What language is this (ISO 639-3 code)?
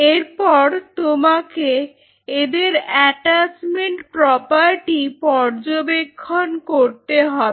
ben